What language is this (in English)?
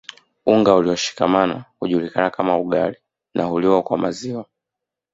Swahili